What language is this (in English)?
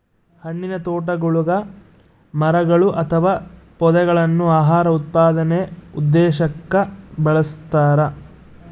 Kannada